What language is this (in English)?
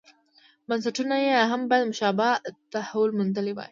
Pashto